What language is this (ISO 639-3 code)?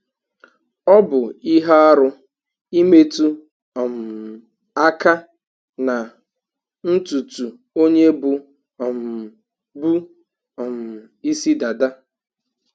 ibo